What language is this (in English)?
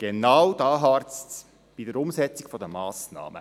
Swiss German